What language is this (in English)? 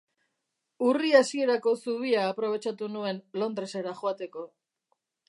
Basque